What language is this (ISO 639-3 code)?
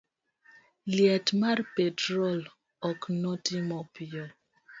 luo